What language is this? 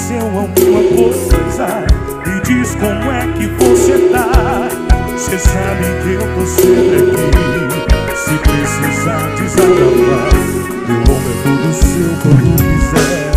Portuguese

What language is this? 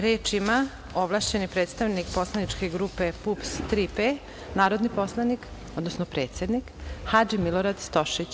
Serbian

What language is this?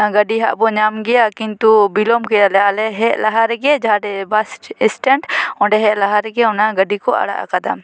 Santali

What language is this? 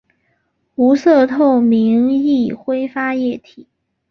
Chinese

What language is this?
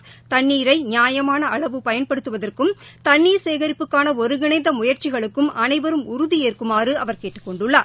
Tamil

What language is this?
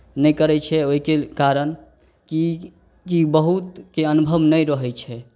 Maithili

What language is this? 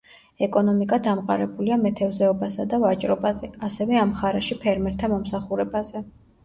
Georgian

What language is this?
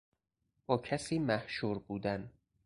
Persian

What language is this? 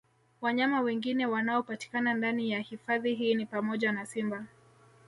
Swahili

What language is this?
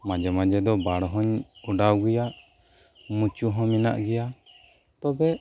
Santali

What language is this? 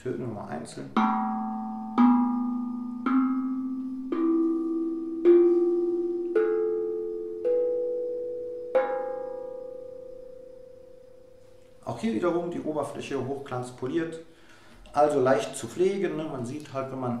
German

